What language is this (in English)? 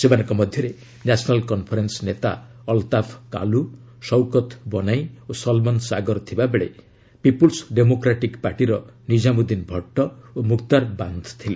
Odia